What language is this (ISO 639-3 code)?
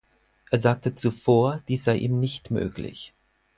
deu